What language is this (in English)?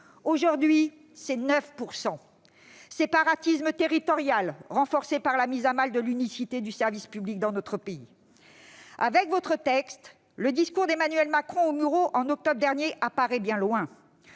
French